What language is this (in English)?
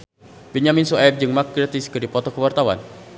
Sundanese